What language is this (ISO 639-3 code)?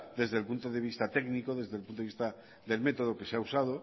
spa